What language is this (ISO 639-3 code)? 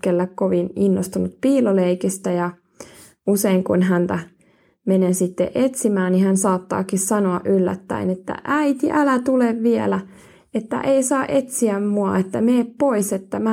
fin